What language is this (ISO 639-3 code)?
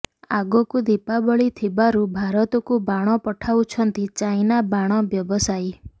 ori